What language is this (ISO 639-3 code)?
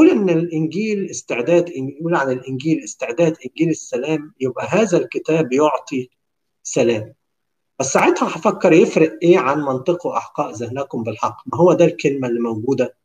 ara